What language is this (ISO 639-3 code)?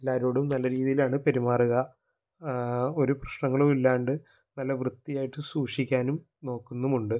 mal